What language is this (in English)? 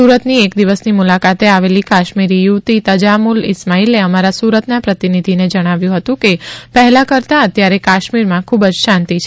Gujarati